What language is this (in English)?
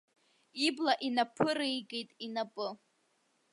Abkhazian